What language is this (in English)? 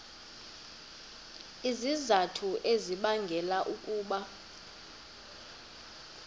Xhosa